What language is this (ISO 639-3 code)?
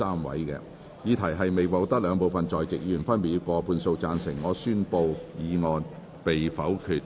yue